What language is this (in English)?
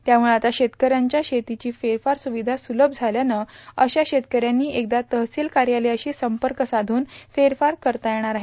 Marathi